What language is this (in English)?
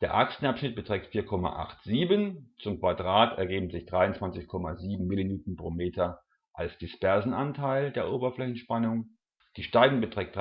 German